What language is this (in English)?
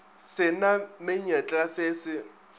Northern Sotho